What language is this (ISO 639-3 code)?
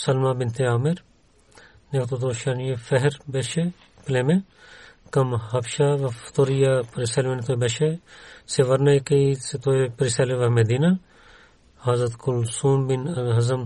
bul